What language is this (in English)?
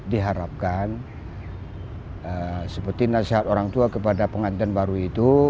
Indonesian